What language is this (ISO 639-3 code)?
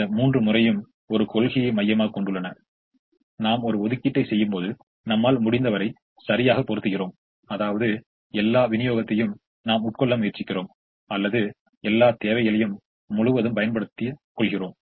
tam